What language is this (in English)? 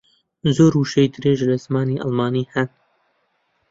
Central Kurdish